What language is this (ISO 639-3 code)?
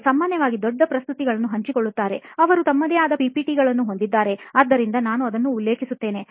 kan